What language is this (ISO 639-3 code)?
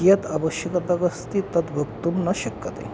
san